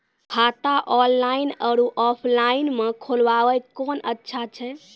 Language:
Maithili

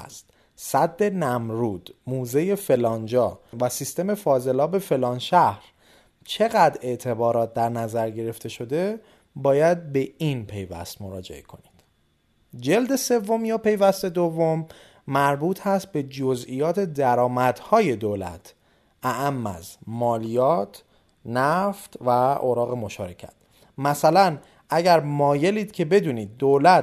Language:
Persian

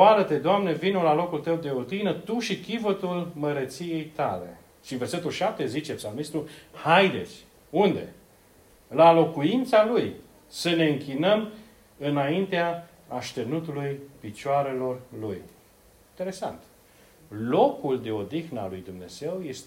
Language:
Romanian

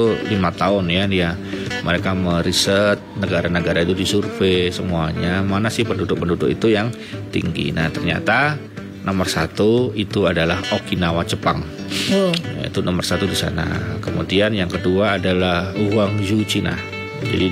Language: Indonesian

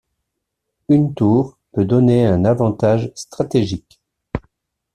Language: French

